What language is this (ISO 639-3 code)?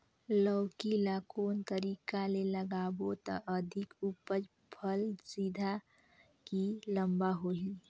hne